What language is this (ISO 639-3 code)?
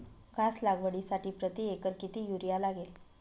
mar